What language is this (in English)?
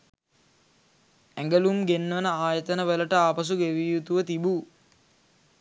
Sinhala